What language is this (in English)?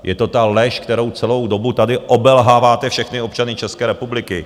Czech